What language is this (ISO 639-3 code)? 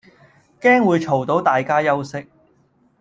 yue